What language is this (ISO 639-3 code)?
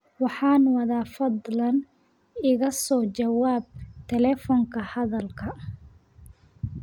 som